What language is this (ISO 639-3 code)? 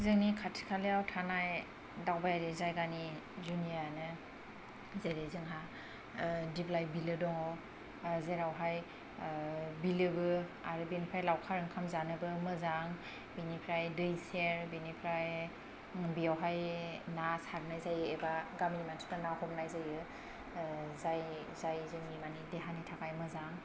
brx